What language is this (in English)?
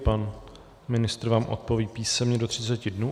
Czech